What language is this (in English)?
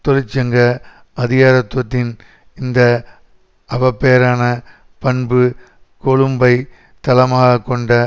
Tamil